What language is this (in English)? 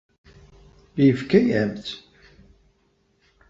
Kabyle